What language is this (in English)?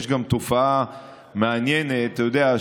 Hebrew